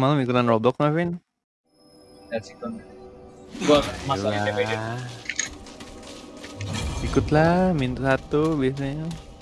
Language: Indonesian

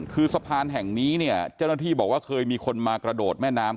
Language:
Thai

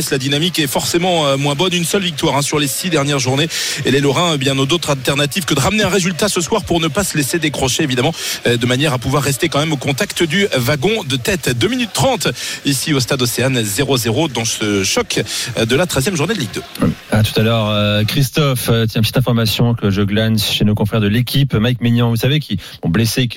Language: French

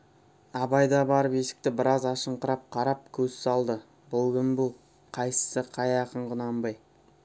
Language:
Kazakh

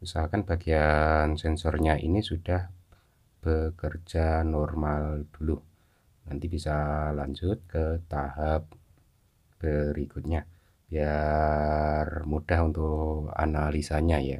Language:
Indonesian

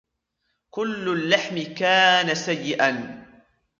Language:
Arabic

